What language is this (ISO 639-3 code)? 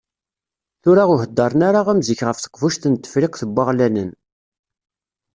kab